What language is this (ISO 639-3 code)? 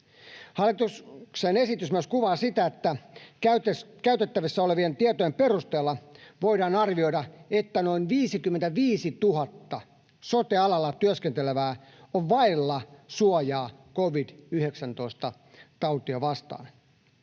fin